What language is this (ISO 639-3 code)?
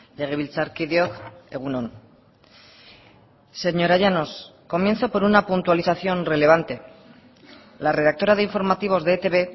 spa